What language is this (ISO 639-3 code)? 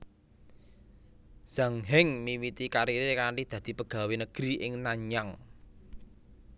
jav